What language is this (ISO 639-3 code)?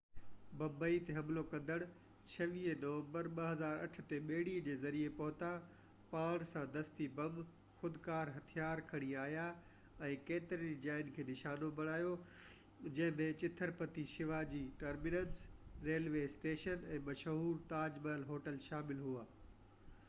snd